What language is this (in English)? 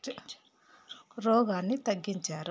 Telugu